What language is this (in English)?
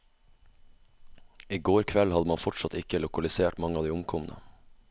Norwegian